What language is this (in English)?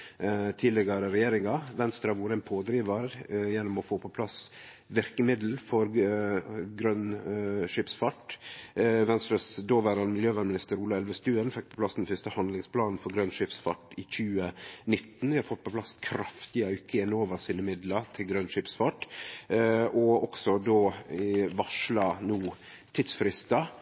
Norwegian Nynorsk